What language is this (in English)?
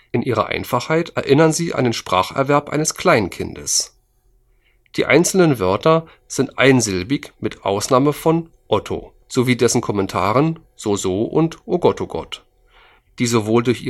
German